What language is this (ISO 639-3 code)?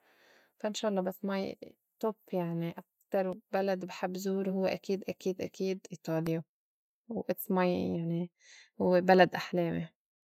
apc